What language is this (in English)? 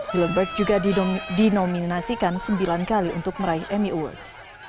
Indonesian